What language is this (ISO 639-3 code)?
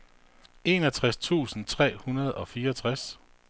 dan